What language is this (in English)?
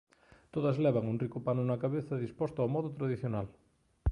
Galician